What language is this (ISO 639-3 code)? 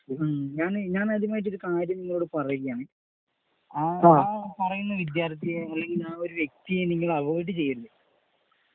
mal